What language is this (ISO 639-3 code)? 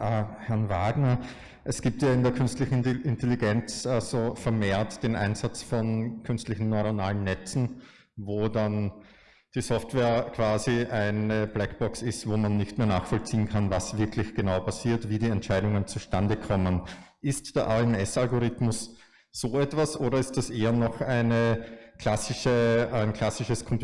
deu